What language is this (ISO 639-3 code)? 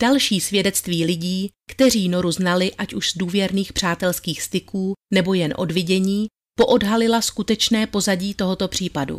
ces